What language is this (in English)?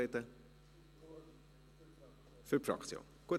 Swiss German